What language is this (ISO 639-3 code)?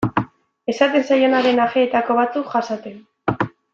eus